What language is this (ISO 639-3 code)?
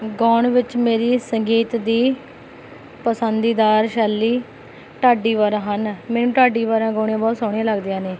pan